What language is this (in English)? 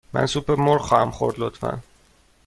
Persian